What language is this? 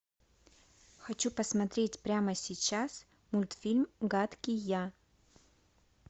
Russian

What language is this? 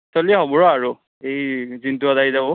Assamese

